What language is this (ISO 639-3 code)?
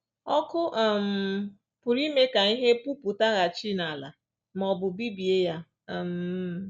ibo